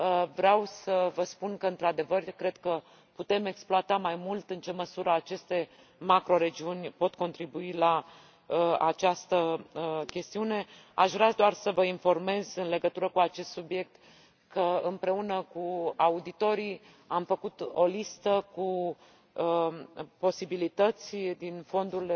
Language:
Romanian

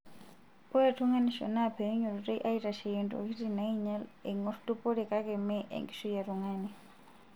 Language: Masai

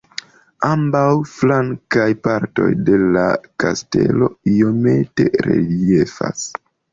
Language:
Esperanto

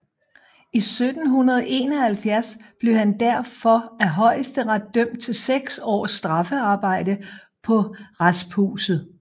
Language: Danish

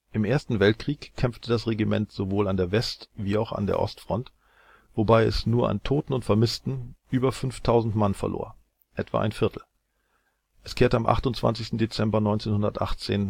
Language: German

